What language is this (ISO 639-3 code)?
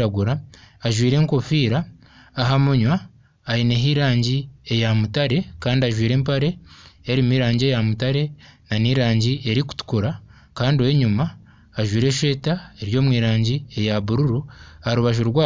nyn